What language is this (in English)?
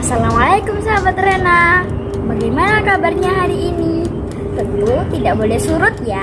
Indonesian